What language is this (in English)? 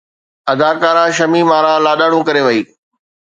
Sindhi